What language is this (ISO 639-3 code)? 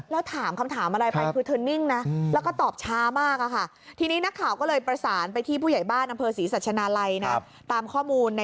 tha